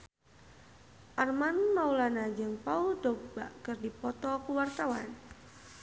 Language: Sundanese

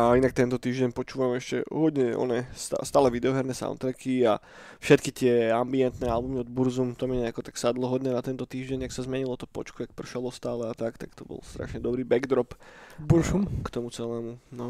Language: Slovak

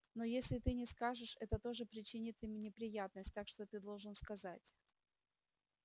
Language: Russian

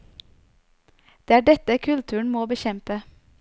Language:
Norwegian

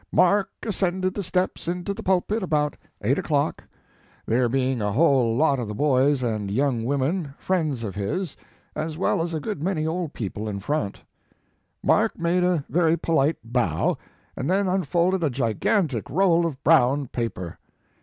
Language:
English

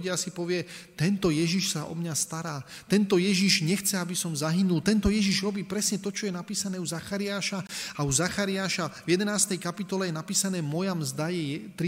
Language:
Slovak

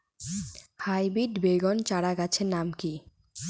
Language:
Bangla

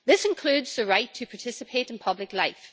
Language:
English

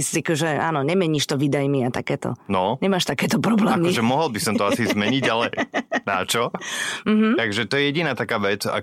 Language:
Slovak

